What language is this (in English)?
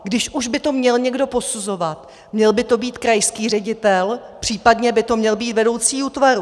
Czech